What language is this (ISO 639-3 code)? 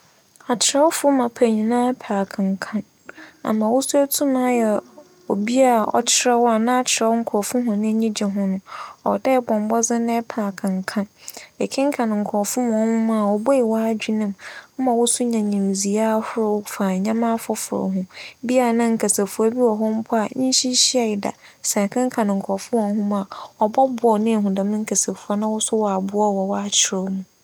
aka